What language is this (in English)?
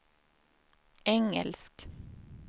Swedish